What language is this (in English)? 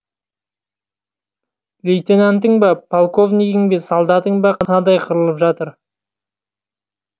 Kazakh